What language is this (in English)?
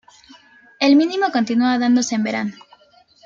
Spanish